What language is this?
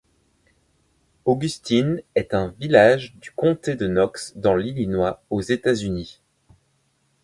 French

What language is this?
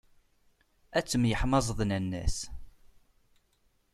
Kabyle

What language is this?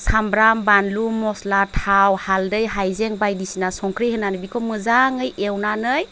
Bodo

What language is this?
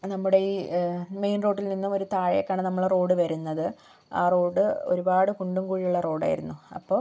Malayalam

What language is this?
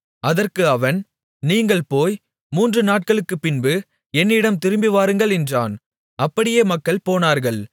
Tamil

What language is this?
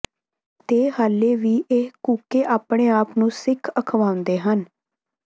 Punjabi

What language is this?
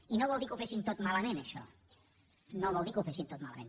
Catalan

